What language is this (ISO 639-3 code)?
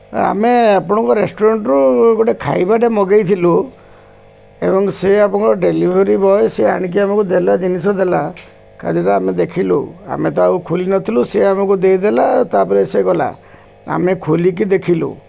ori